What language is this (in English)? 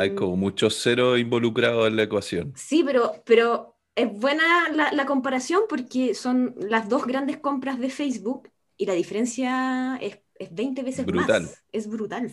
Spanish